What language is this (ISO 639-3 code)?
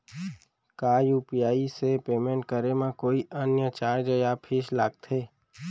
hne